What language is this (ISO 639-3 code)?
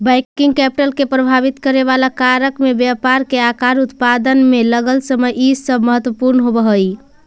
mag